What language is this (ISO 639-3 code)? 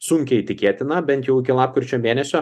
lit